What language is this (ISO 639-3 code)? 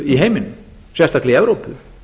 isl